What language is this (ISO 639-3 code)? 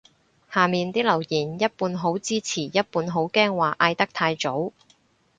yue